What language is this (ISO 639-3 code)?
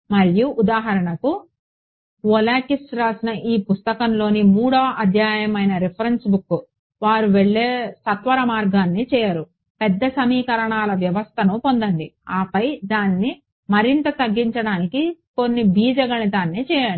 tel